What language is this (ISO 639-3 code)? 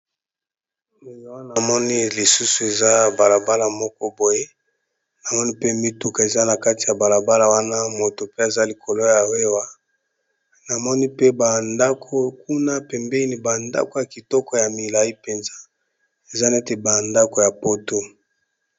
lin